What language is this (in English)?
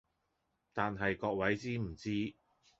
Cantonese